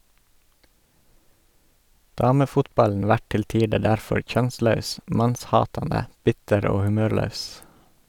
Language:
Norwegian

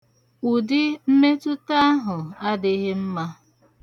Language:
Igbo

